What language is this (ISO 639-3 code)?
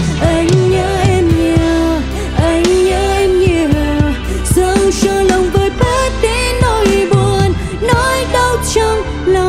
vie